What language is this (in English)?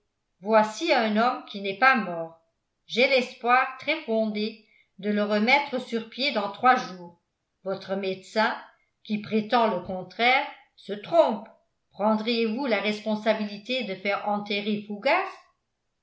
French